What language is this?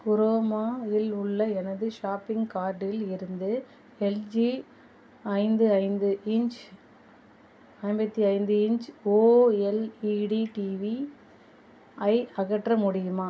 Tamil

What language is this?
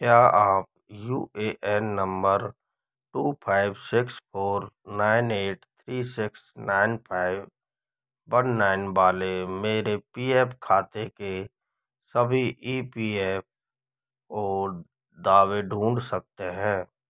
Hindi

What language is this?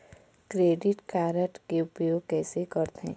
Chhattisgarhi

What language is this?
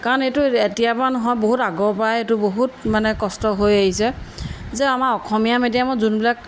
Assamese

